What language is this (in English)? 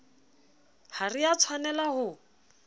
Southern Sotho